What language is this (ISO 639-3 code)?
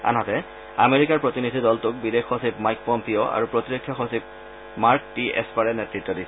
asm